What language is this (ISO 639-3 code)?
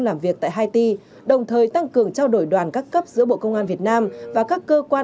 vie